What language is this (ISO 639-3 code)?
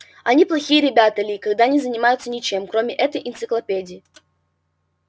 rus